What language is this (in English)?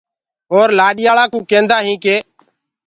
Gurgula